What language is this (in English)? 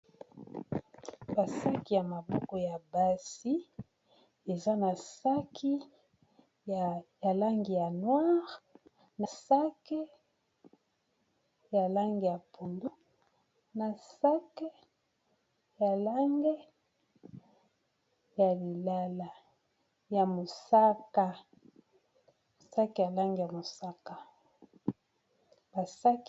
Lingala